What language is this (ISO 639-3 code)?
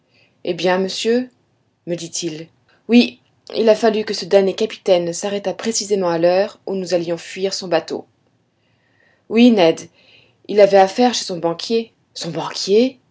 fra